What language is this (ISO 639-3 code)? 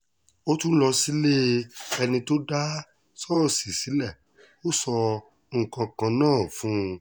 yor